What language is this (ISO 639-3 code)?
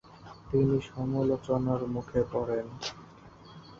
ben